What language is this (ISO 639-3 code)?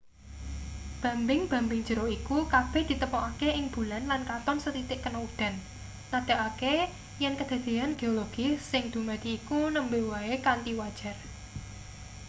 jav